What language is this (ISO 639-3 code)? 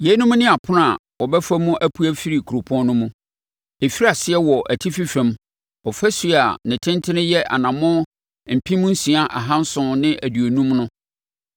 aka